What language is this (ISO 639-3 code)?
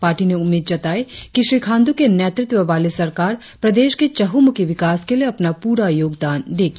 hin